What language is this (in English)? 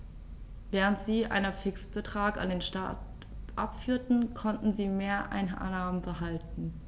German